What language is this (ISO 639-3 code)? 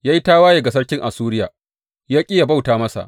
hau